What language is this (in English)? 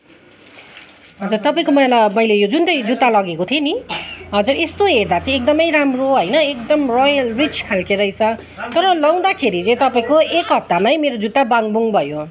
Nepali